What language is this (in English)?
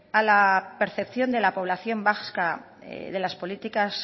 Spanish